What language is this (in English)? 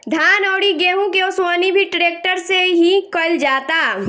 Bhojpuri